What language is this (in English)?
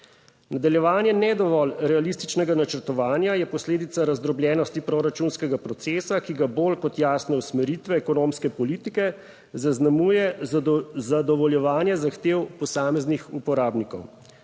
Slovenian